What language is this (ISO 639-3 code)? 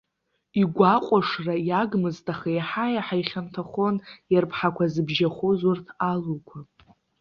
abk